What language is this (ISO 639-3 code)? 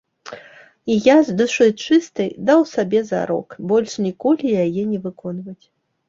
bel